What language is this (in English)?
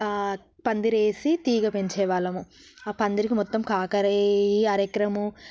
Telugu